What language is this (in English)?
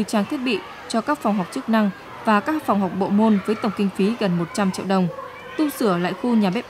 Vietnamese